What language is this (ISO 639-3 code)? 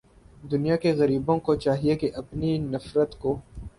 urd